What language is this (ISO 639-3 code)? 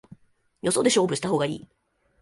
jpn